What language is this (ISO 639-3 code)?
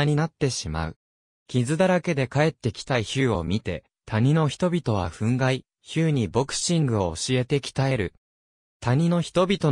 jpn